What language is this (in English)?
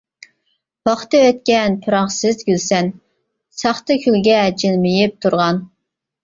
Uyghur